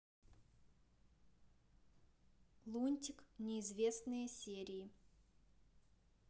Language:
Russian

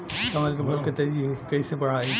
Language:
Bhojpuri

